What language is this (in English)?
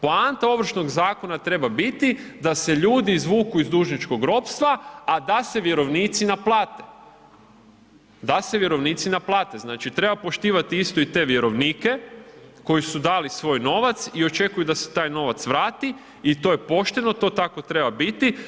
Croatian